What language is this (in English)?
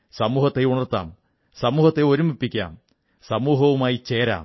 Malayalam